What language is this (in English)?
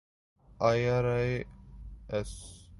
Urdu